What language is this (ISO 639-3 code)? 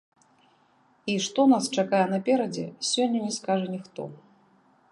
bel